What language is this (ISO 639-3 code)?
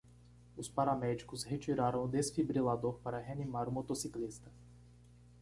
por